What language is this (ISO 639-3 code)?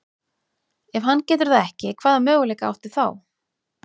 isl